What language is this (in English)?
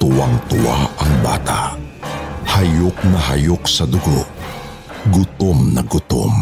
Filipino